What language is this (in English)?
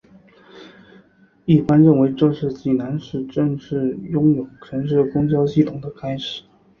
Chinese